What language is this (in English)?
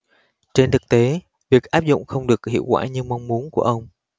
Vietnamese